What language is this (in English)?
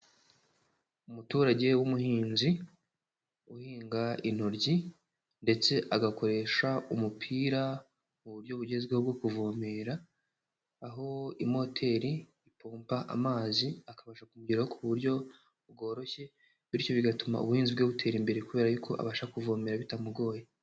Kinyarwanda